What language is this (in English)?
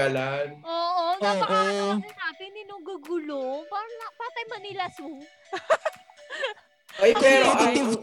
Filipino